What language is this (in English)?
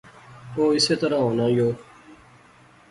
Pahari-Potwari